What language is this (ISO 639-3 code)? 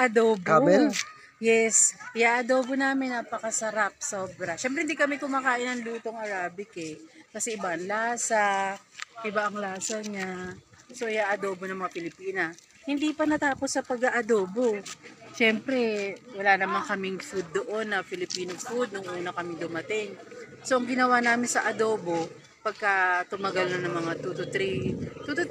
fil